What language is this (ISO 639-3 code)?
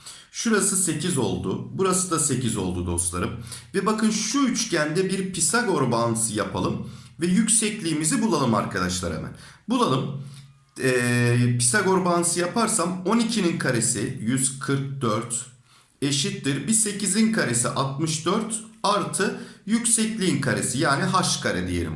tur